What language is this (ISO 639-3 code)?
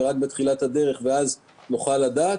heb